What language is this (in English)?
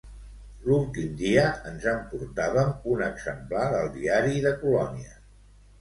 Catalan